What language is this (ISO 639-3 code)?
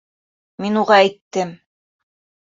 bak